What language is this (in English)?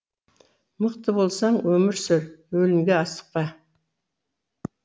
Kazakh